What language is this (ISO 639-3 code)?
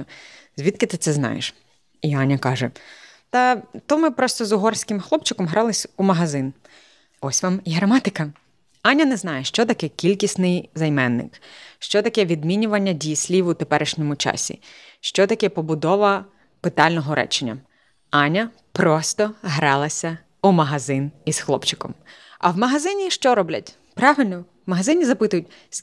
ukr